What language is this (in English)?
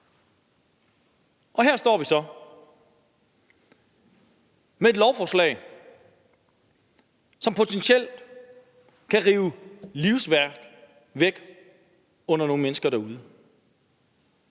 Danish